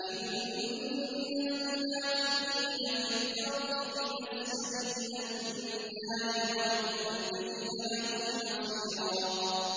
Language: Arabic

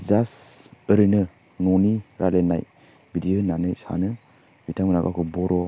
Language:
Bodo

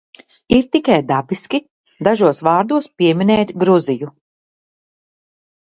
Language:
Latvian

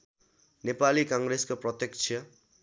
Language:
Nepali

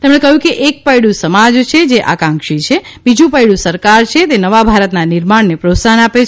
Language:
Gujarati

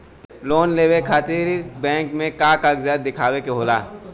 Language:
Bhojpuri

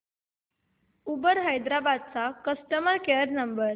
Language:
Marathi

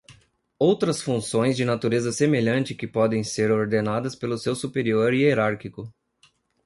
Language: Portuguese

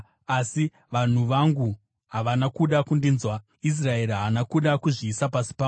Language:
Shona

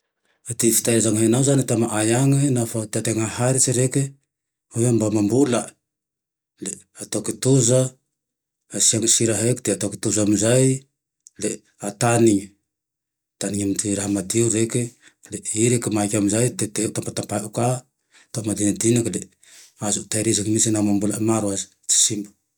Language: Tandroy-Mahafaly Malagasy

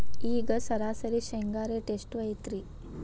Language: Kannada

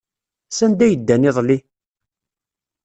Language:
Kabyle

